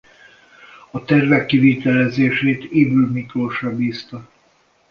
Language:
Hungarian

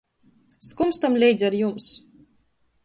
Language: Latgalian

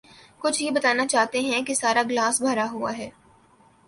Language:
Urdu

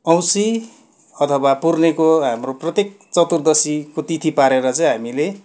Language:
Nepali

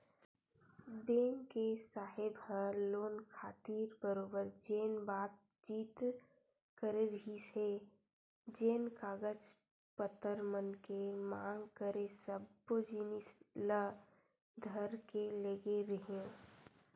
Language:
Chhattisgarhi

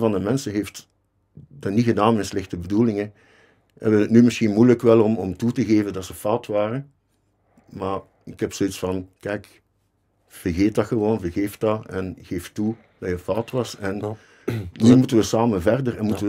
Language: Dutch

